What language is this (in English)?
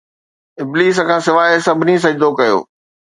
Sindhi